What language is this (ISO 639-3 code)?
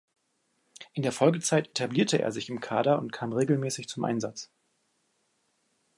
deu